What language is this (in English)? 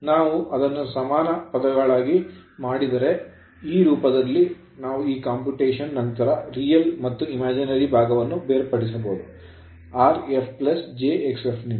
Kannada